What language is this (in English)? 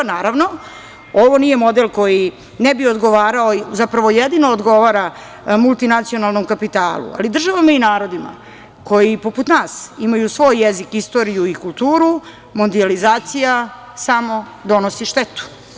Serbian